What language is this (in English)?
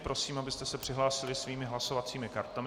Czech